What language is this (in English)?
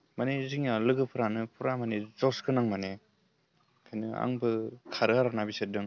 Bodo